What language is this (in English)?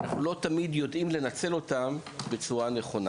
Hebrew